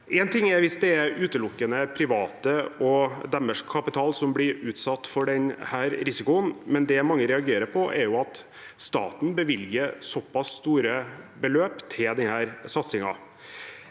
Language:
Norwegian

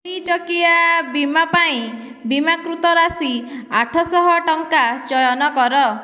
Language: Odia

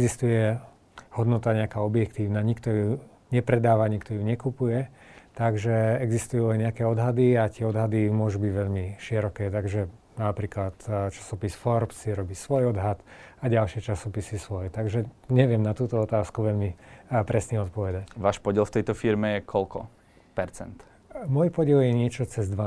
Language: Slovak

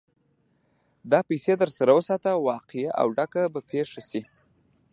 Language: Pashto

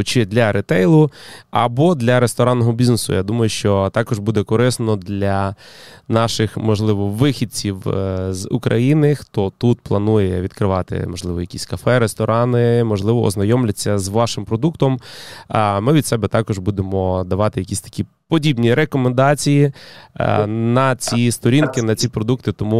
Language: Ukrainian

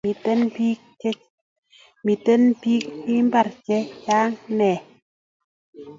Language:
Kalenjin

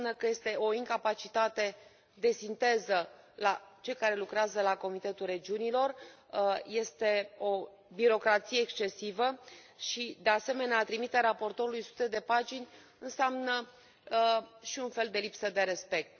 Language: Romanian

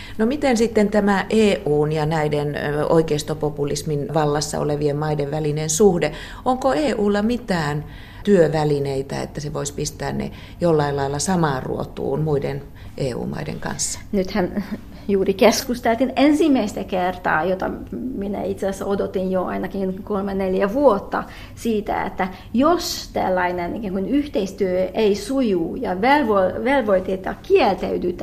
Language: Finnish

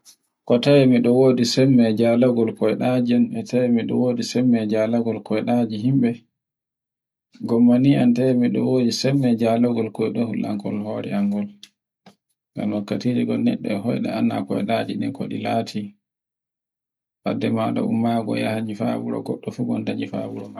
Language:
Borgu Fulfulde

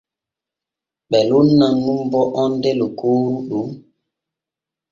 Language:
Borgu Fulfulde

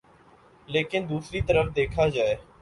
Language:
Urdu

